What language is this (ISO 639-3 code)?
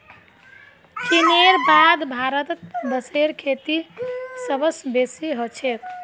mag